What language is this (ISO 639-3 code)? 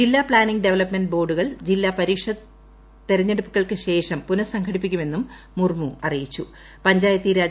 mal